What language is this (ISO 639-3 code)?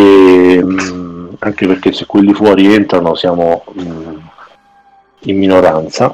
ita